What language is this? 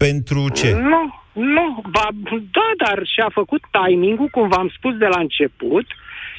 Romanian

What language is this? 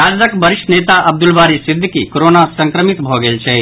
Maithili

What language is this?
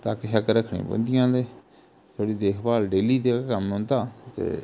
Dogri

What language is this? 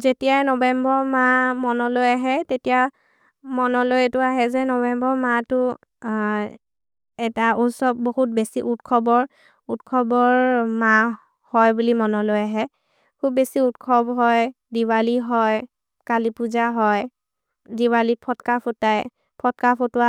Maria (India)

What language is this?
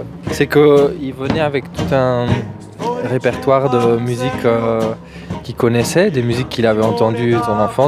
French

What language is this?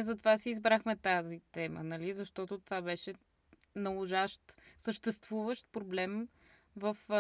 Bulgarian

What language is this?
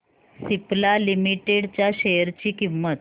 Marathi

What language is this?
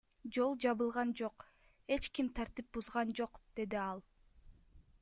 Kyrgyz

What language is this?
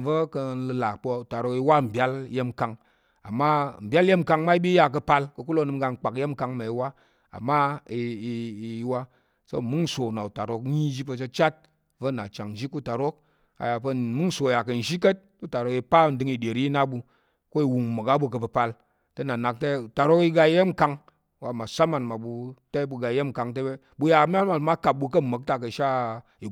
Tarok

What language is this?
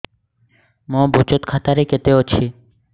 Odia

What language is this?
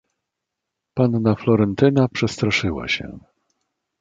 Polish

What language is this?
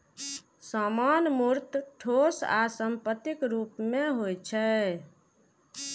Maithili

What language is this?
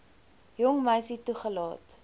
Afrikaans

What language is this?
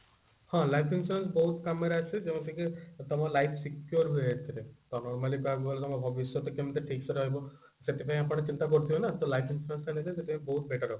Odia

